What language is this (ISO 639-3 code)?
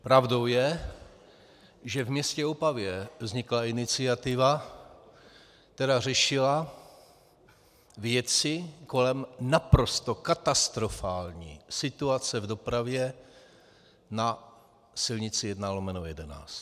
ces